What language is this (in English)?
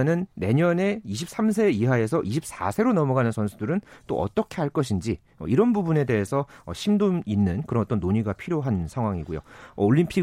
Korean